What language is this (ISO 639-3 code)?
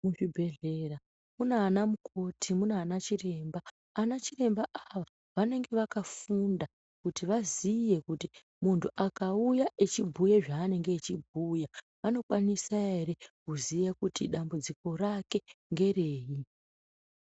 ndc